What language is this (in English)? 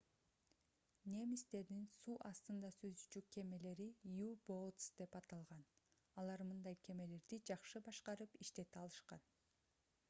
Kyrgyz